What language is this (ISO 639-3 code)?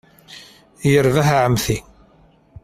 kab